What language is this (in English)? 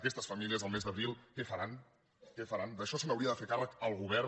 Catalan